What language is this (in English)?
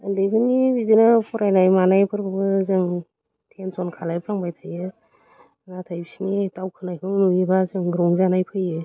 Bodo